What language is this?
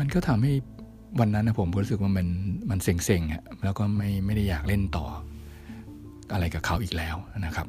Thai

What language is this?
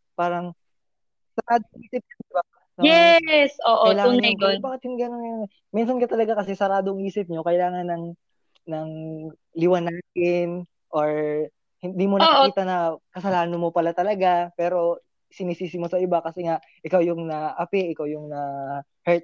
Filipino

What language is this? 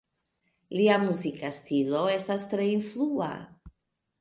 Esperanto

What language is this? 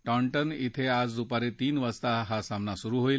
Marathi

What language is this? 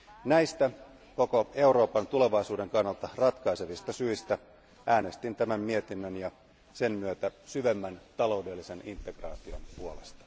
Finnish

